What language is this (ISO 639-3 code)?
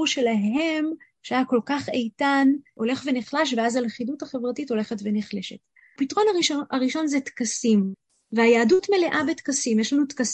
heb